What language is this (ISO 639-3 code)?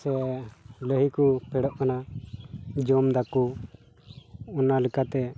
sat